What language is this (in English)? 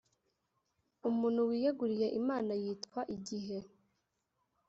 Kinyarwanda